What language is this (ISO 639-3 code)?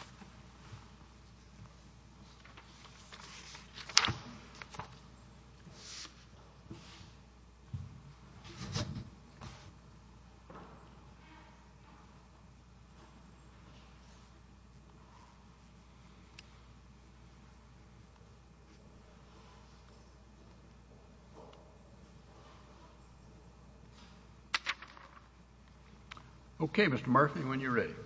eng